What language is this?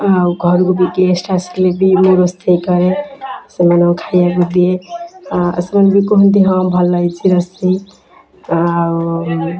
Odia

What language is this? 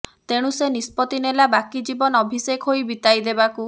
Odia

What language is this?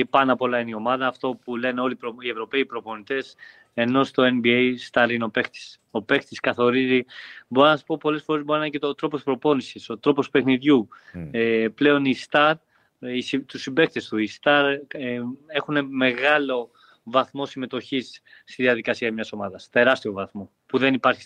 Greek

